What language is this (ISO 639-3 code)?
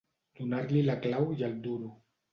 cat